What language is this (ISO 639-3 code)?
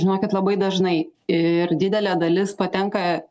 lit